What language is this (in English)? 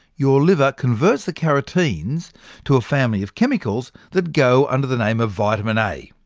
English